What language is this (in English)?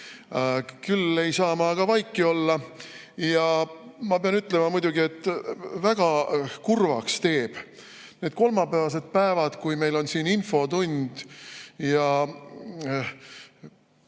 Estonian